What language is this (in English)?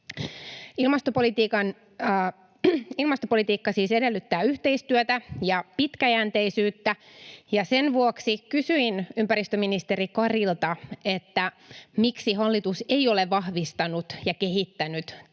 Finnish